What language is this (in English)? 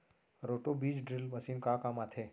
Chhattisgarhi